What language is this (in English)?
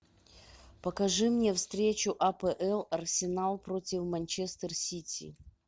Russian